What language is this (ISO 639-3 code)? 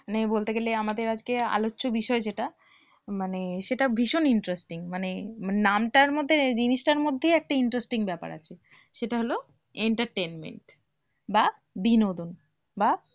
ben